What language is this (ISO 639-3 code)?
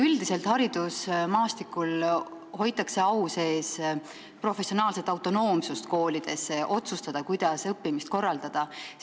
est